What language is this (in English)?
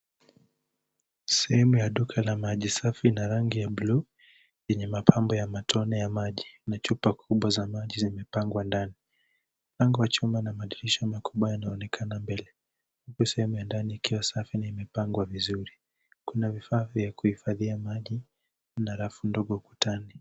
Swahili